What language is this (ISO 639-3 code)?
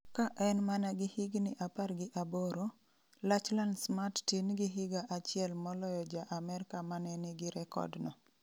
luo